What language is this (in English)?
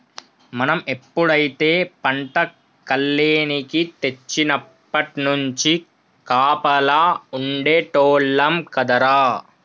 Telugu